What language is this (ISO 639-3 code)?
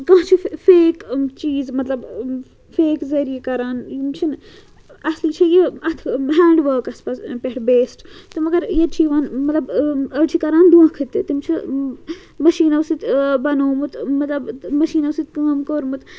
kas